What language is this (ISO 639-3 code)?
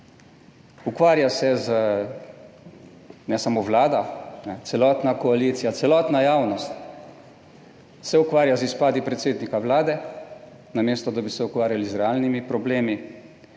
slv